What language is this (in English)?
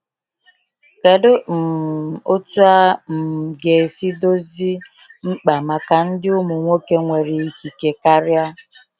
Igbo